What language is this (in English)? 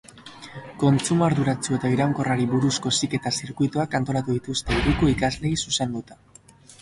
Basque